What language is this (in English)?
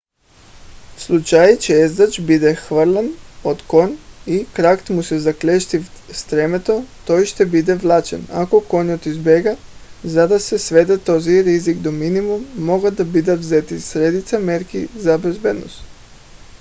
Bulgarian